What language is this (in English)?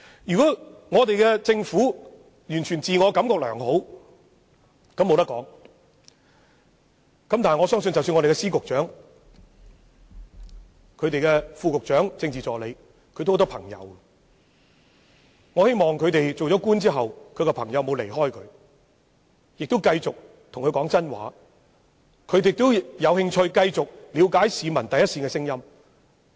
Cantonese